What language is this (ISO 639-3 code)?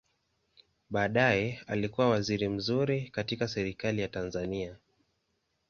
swa